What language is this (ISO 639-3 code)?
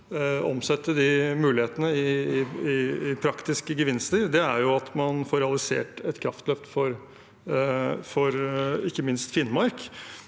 nor